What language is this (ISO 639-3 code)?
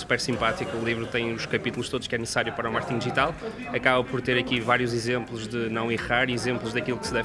por